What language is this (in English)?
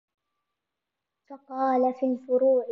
Arabic